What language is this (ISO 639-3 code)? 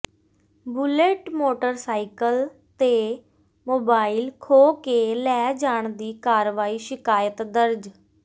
pan